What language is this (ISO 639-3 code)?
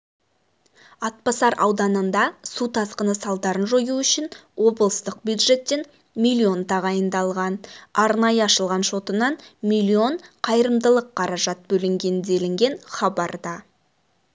kaz